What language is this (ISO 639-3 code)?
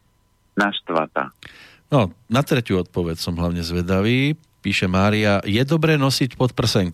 slk